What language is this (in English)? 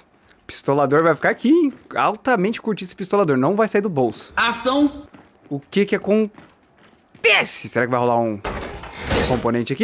Portuguese